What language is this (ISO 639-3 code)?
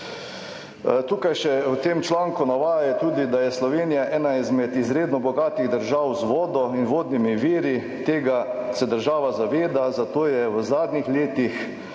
slv